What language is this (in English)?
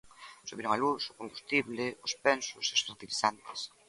Galician